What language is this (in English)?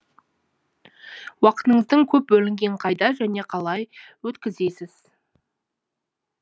Kazakh